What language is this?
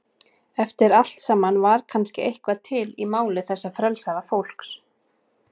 Icelandic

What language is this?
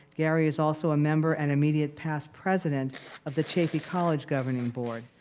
English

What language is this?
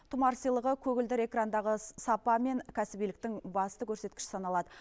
Kazakh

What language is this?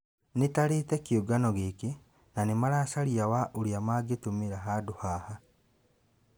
Kikuyu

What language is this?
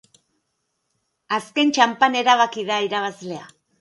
Basque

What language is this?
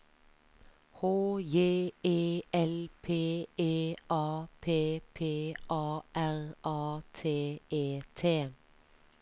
Norwegian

